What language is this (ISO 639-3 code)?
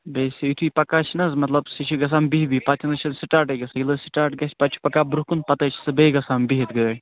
kas